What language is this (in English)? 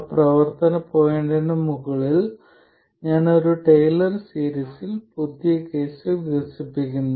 Malayalam